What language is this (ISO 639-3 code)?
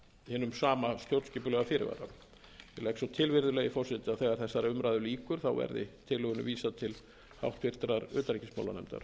isl